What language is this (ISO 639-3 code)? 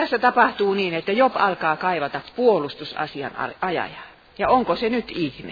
fin